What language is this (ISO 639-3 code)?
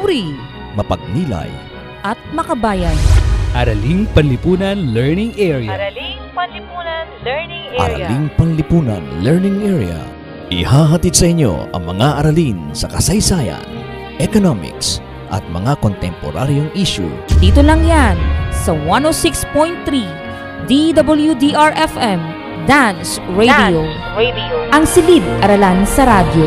fil